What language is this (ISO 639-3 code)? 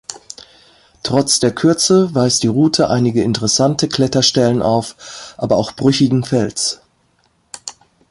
deu